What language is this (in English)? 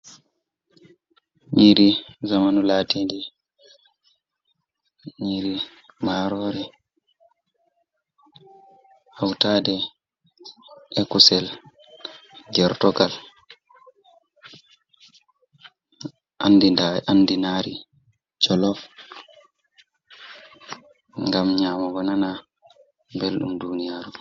Fula